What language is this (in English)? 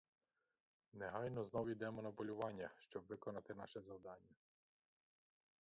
Ukrainian